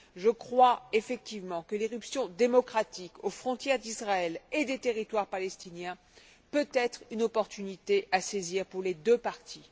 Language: French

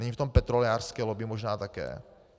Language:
Czech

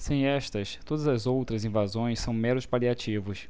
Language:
Portuguese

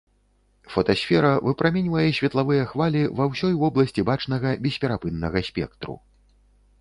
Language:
Belarusian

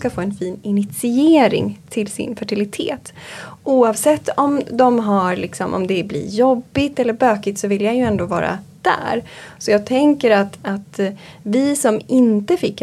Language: Swedish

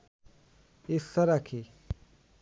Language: Bangla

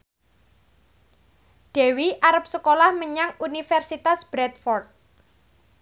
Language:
Javanese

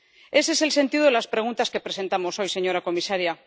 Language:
Spanish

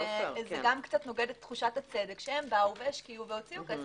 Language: Hebrew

